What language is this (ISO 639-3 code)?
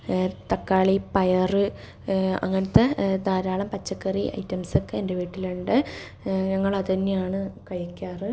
mal